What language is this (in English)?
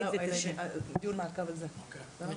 Hebrew